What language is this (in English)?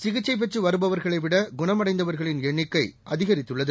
Tamil